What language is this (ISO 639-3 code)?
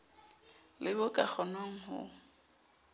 sot